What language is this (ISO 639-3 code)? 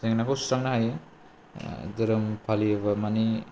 brx